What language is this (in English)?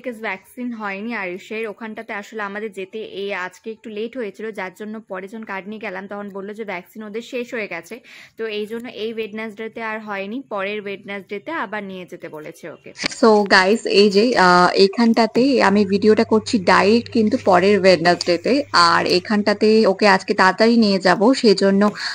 Bangla